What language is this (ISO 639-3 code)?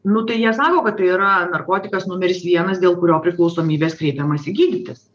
lit